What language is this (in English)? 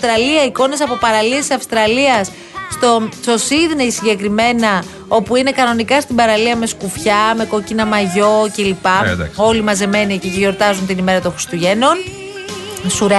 Greek